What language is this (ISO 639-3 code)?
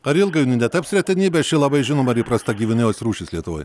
lit